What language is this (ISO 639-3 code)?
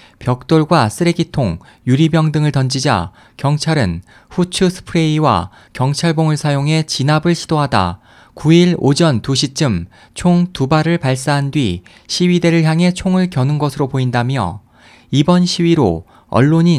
kor